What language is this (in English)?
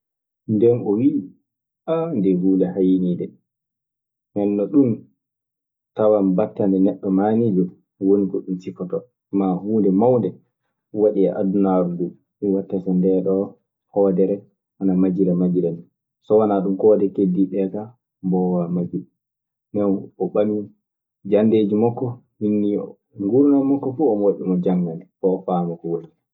Maasina Fulfulde